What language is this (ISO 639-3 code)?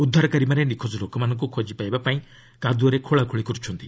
ori